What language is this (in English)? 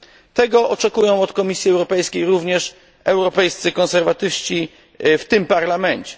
Polish